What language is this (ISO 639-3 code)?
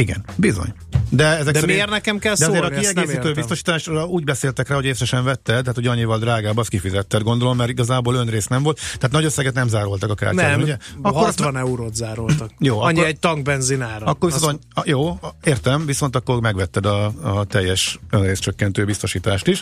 hun